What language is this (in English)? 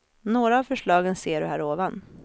Swedish